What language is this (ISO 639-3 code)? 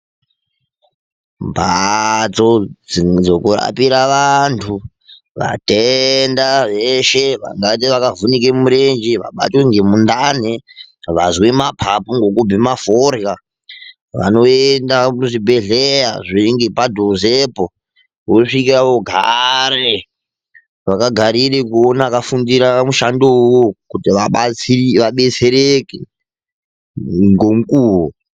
ndc